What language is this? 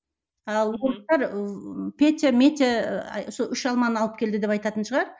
Kazakh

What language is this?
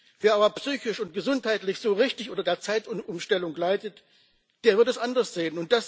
German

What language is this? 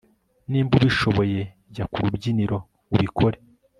Kinyarwanda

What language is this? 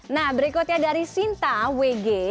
Indonesian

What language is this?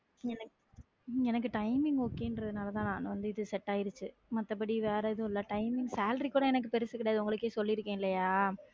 Tamil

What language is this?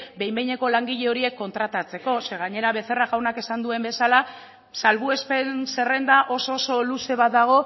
Basque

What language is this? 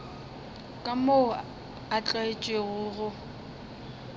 Northern Sotho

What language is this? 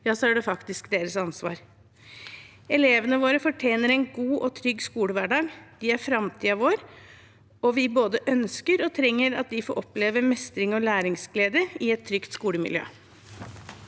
Norwegian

